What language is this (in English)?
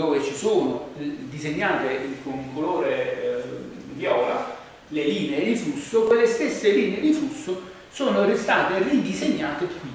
Italian